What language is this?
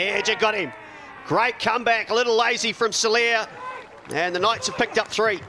English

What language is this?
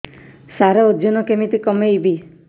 Odia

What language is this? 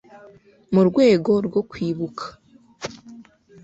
Kinyarwanda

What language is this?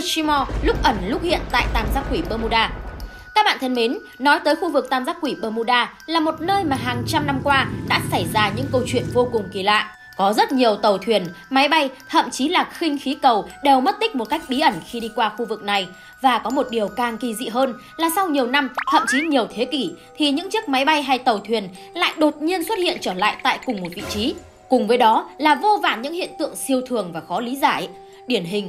Vietnamese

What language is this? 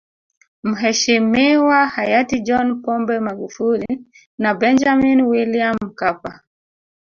Swahili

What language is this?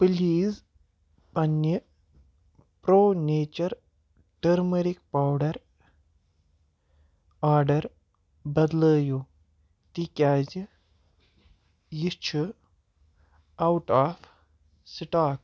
Kashmiri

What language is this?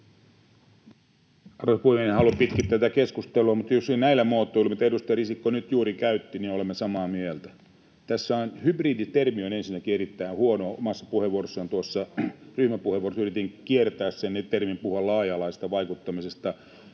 Finnish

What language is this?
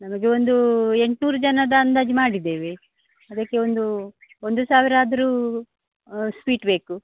Kannada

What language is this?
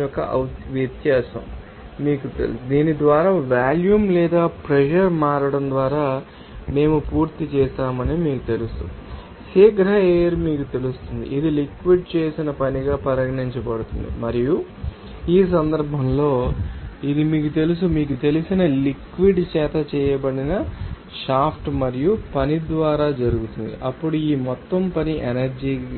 Telugu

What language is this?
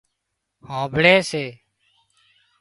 Wadiyara Koli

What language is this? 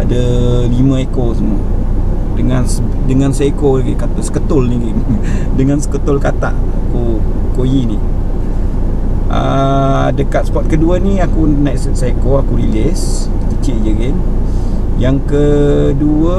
Malay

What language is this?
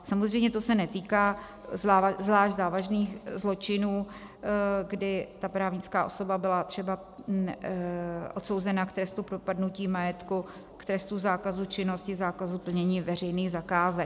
Czech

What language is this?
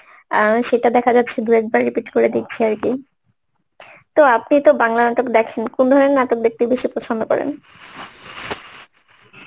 Bangla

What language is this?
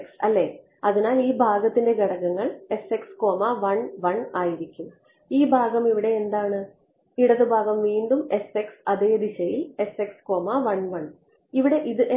Malayalam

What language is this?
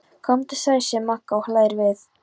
Icelandic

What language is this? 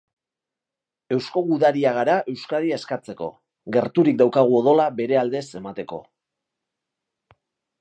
Basque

